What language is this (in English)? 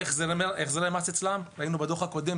Hebrew